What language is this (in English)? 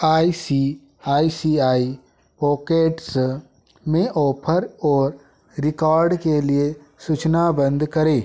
Hindi